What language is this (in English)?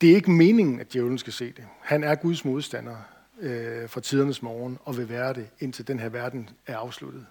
Danish